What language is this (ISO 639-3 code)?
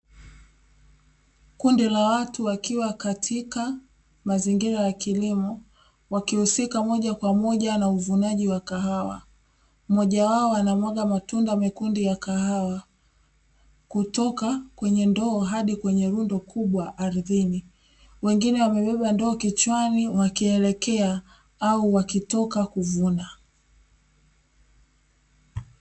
swa